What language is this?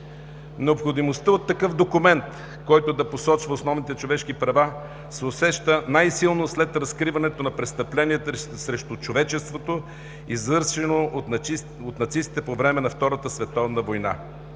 Bulgarian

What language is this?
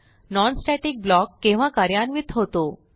Marathi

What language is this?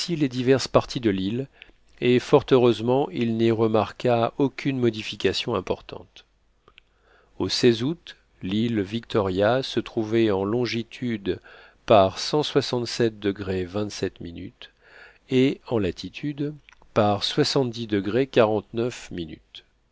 French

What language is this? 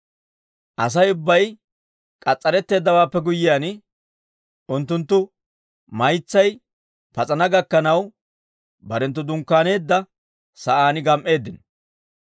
Dawro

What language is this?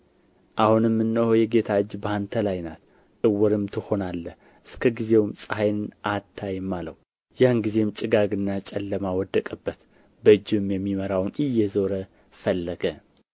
Amharic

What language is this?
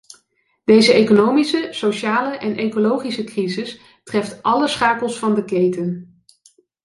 Dutch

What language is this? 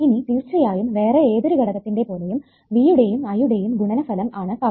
Malayalam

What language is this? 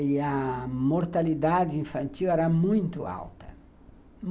Portuguese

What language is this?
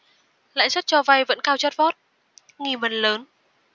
Vietnamese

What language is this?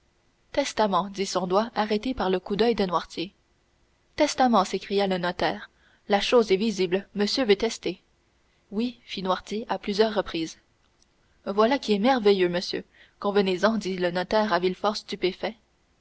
French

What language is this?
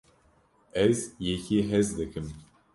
Kurdish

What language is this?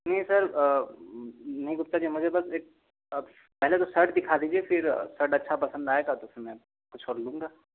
Hindi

